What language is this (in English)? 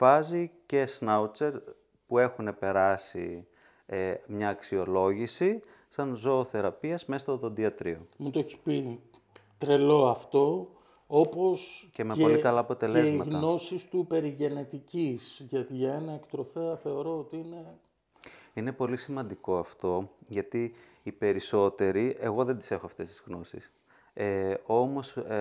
Greek